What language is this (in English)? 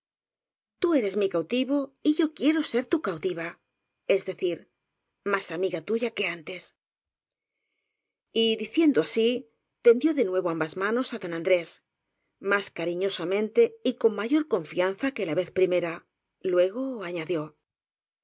Spanish